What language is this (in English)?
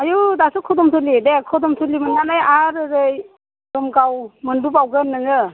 Bodo